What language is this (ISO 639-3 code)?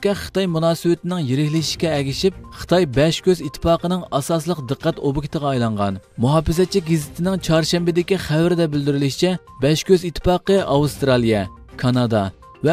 tur